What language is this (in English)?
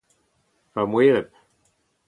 Breton